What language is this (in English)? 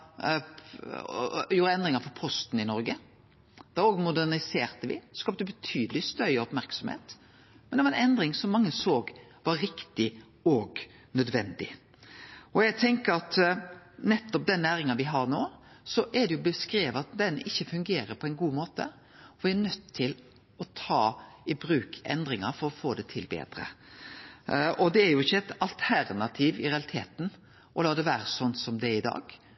Norwegian Nynorsk